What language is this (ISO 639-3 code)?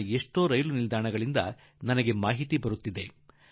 kan